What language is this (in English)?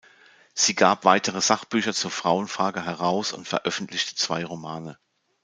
German